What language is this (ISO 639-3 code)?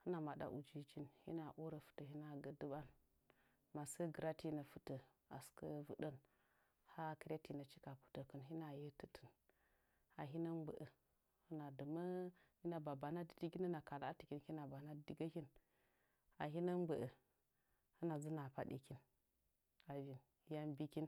nja